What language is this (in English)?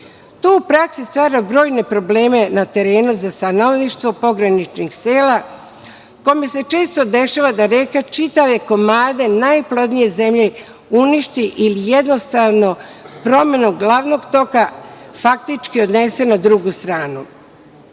Serbian